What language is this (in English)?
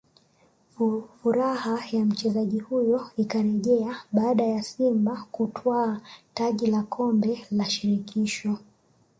Swahili